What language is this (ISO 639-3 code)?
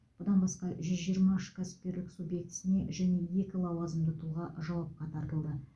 kaz